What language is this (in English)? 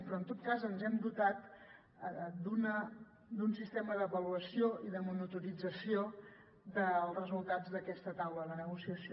Catalan